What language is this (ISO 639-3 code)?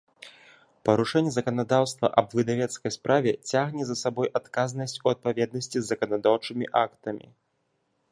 bel